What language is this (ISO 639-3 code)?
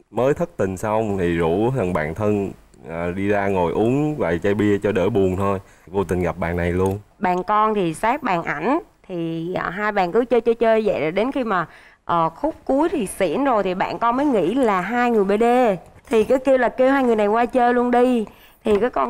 vie